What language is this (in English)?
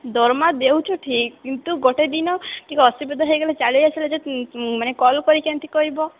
Odia